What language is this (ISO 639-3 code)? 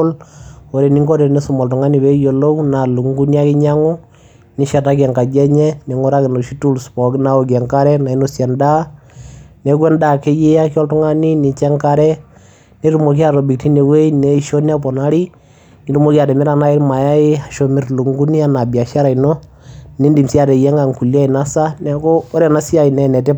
mas